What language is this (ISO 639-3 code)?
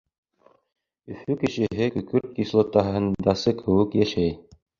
bak